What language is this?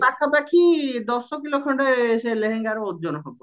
Odia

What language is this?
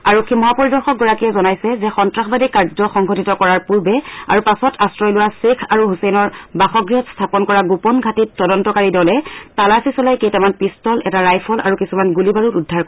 Assamese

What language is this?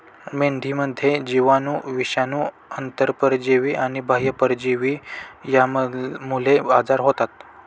Marathi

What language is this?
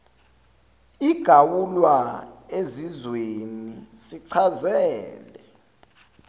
Zulu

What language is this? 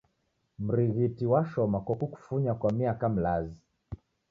Taita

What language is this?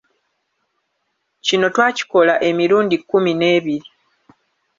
Ganda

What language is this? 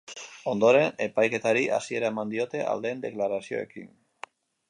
Basque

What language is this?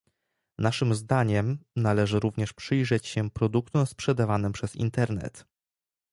Polish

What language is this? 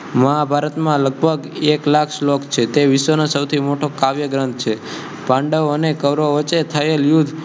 Gujarati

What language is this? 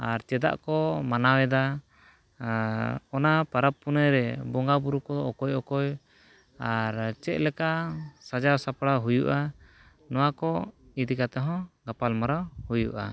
Santali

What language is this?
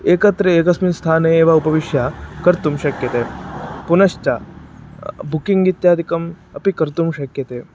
Sanskrit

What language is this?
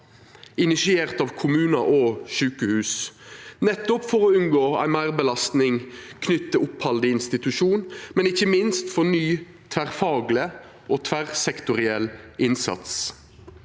Norwegian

